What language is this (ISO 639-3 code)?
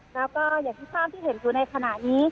tha